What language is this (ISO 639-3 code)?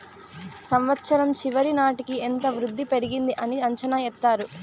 tel